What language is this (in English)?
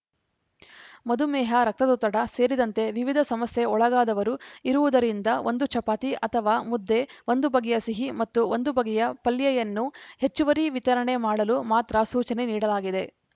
Kannada